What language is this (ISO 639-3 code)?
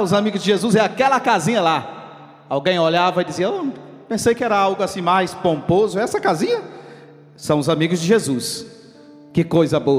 por